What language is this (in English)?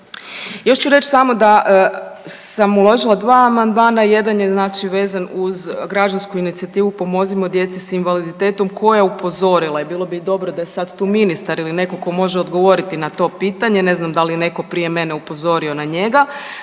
Croatian